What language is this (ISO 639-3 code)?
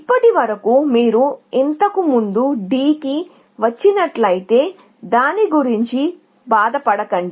tel